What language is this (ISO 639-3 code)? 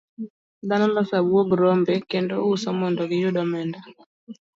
luo